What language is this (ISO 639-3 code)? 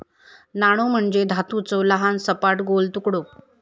mar